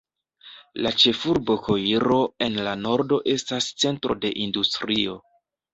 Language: Esperanto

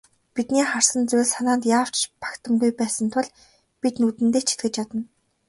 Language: Mongolian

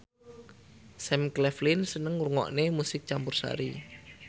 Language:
Javanese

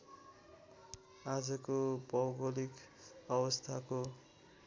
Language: Nepali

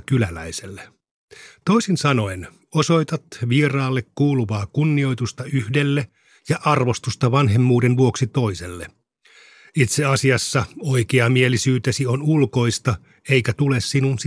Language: Finnish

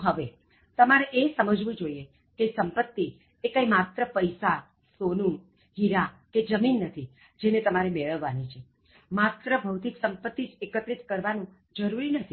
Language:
Gujarati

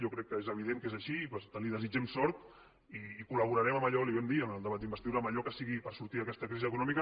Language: Catalan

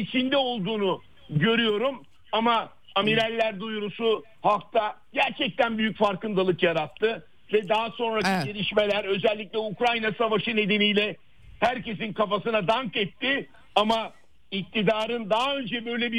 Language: Turkish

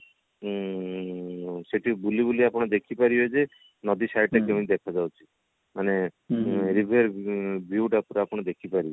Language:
Odia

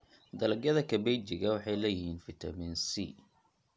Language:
Somali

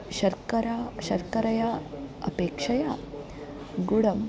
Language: Sanskrit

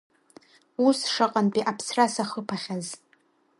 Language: Abkhazian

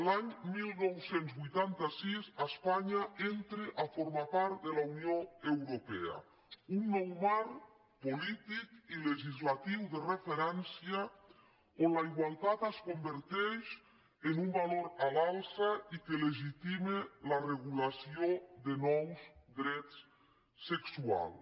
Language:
Catalan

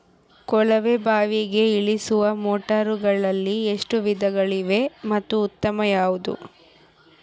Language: Kannada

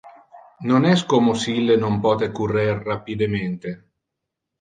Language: Interlingua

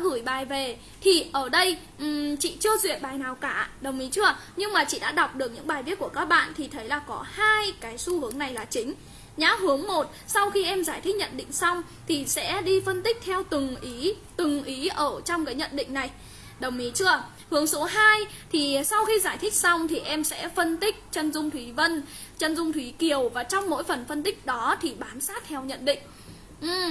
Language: Vietnamese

